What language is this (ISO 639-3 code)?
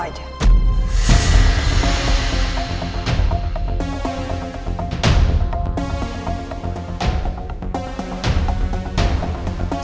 ind